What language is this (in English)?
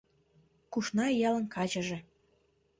Mari